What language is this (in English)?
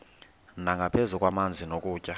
Xhosa